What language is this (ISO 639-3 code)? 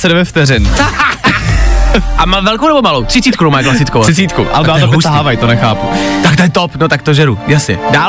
ces